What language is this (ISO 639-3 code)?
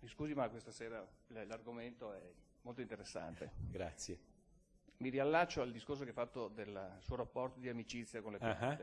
ita